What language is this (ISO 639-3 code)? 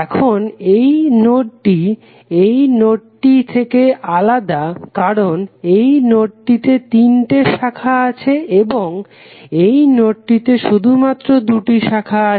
ben